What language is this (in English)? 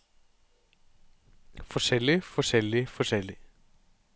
Norwegian